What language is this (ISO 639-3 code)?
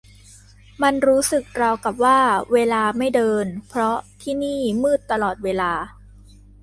tha